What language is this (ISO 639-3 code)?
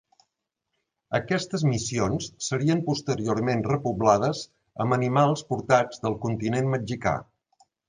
cat